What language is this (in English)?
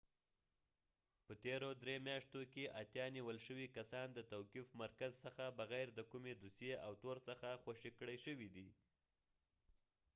Pashto